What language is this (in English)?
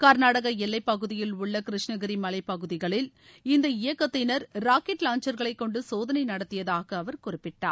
Tamil